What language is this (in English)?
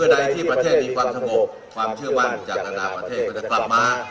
Thai